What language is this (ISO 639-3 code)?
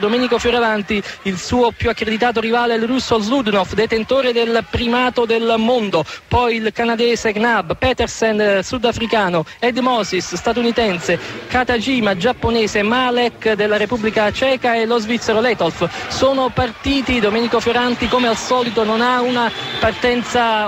ita